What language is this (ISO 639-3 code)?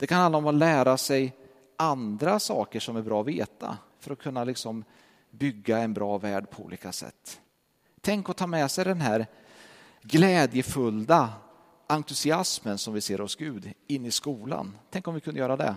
swe